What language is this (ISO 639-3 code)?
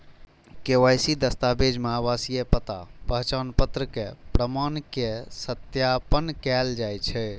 mai